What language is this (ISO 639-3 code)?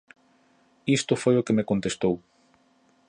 glg